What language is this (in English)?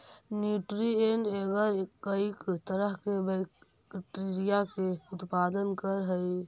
Magahi